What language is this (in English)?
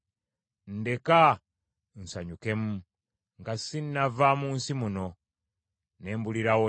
Ganda